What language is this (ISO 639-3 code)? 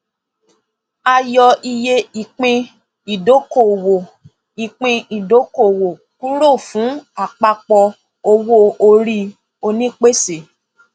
yor